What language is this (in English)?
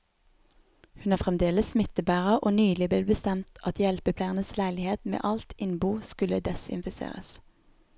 Norwegian